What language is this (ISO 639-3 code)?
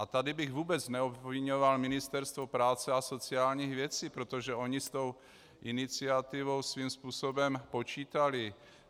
ces